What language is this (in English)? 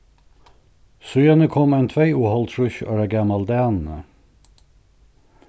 Faroese